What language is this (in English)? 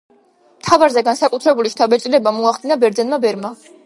Georgian